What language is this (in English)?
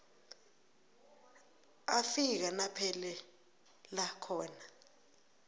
South Ndebele